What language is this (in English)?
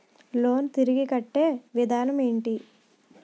Telugu